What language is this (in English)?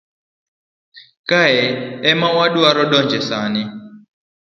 Luo (Kenya and Tanzania)